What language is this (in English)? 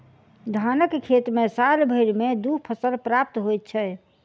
Maithili